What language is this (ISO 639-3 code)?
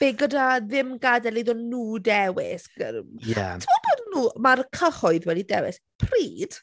cym